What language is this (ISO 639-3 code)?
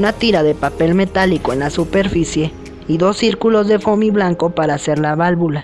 spa